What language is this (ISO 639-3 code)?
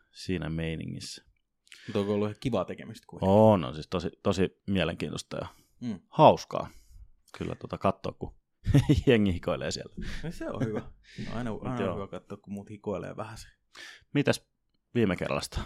fin